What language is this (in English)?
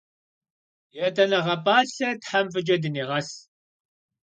Kabardian